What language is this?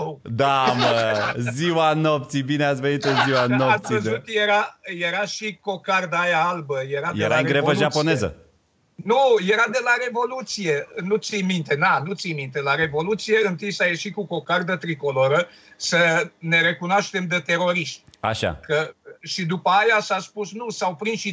Romanian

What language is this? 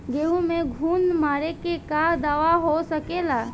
Bhojpuri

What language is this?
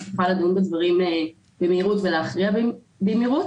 Hebrew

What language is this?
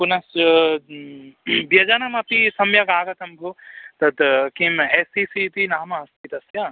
Sanskrit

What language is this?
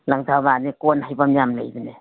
Manipuri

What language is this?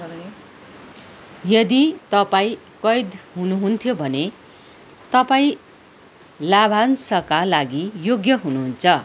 Nepali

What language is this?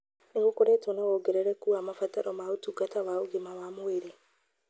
Kikuyu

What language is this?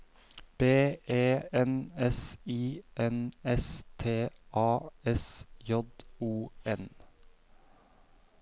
Norwegian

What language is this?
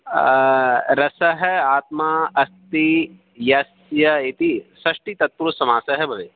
Sanskrit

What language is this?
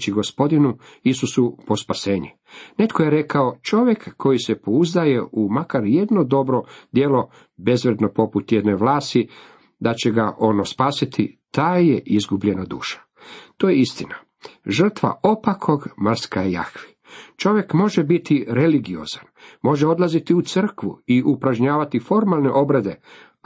Croatian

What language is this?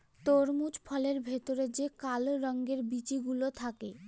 Bangla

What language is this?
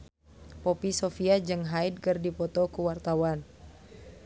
Sundanese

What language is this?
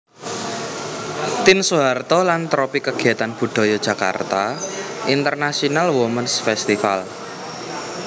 Javanese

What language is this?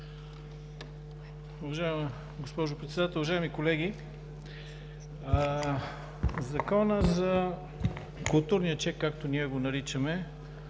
Bulgarian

